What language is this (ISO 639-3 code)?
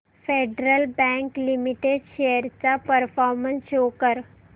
mar